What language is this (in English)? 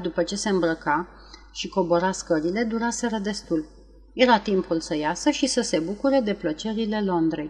Romanian